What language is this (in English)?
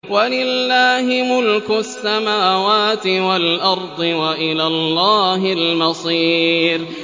Arabic